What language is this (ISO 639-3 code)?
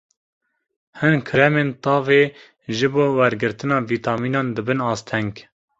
kur